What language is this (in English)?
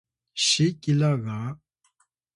Atayal